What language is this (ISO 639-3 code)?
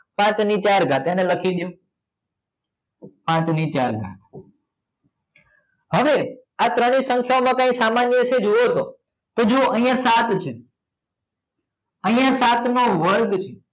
guj